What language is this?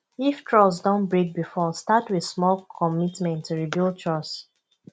Nigerian Pidgin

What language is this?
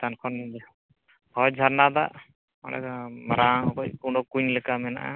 Santali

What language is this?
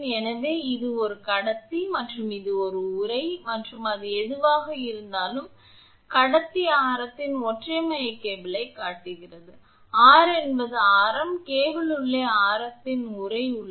Tamil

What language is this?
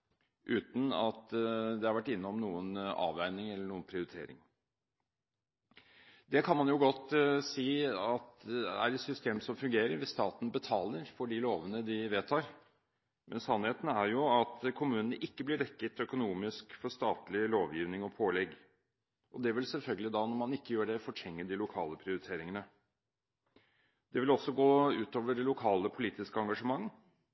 Norwegian Bokmål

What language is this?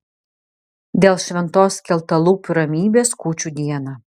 Lithuanian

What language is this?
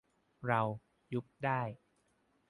Thai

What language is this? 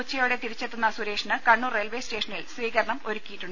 Malayalam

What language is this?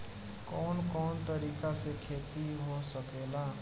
Bhojpuri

